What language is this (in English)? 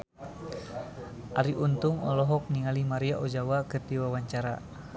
Sundanese